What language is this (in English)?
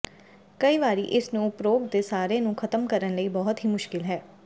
Punjabi